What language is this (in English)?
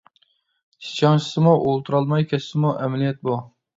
Uyghur